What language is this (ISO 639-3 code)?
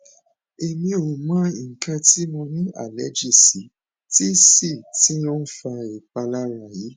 yor